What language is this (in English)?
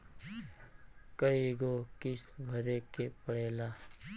Bhojpuri